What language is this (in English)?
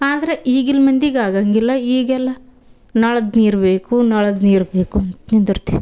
Kannada